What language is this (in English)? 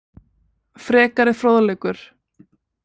Icelandic